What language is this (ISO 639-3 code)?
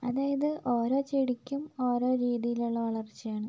mal